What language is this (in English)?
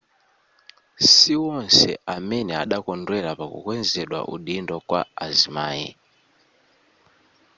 Nyanja